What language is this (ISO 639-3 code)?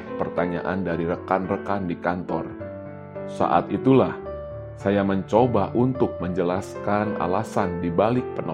ind